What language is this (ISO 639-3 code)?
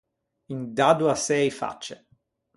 lij